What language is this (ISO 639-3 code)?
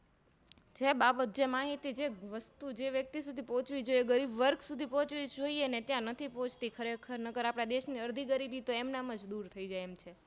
guj